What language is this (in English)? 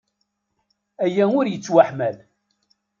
Kabyle